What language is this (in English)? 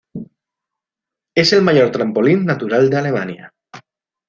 Spanish